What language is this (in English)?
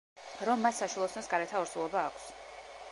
Georgian